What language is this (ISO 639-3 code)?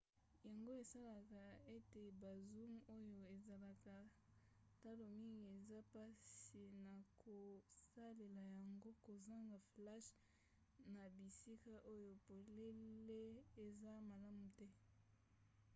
lin